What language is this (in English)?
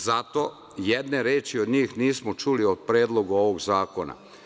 Serbian